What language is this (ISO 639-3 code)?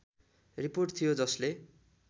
nep